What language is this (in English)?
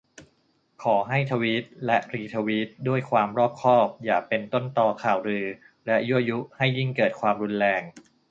Thai